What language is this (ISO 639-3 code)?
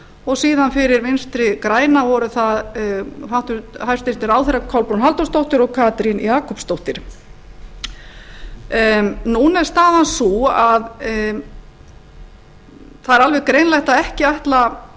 isl